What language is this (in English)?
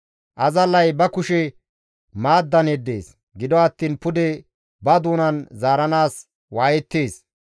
Gamo